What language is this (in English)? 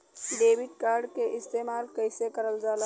Bhojpuri